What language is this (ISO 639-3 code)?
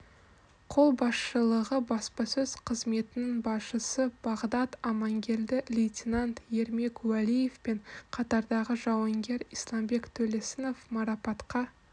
kaz